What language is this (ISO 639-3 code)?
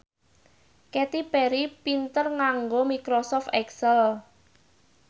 jav